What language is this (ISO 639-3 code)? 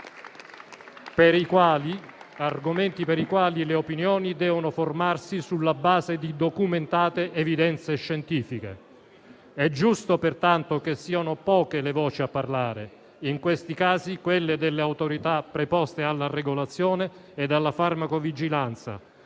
ita